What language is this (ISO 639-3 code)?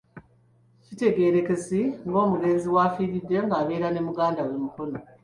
lug